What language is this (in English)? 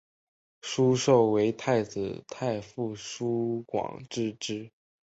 Chinese